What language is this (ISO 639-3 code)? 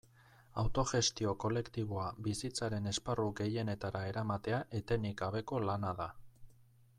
eus